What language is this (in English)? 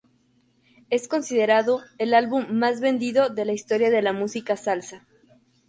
Spanish